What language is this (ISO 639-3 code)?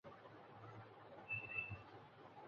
urd